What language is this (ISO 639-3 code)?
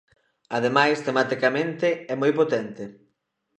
glg